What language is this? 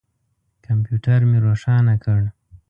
Pashto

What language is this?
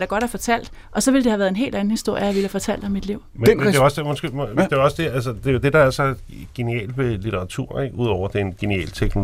Danish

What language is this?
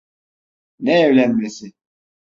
Turkish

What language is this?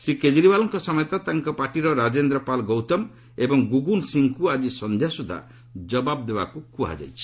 Odia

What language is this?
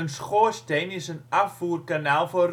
Dutch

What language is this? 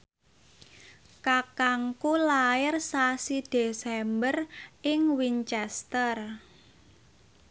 Javanese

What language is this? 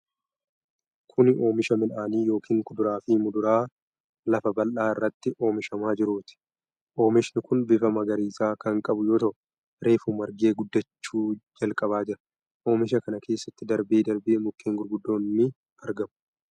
Oromo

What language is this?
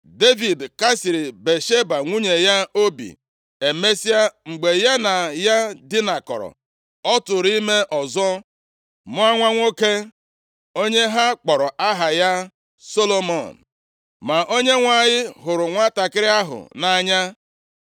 Igbo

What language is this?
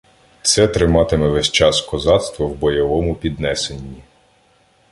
Ukrainian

